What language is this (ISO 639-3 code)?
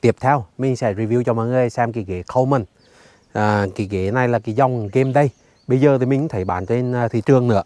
vie